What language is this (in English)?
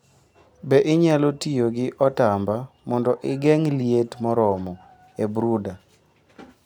Luo (Kenya and Tanzania)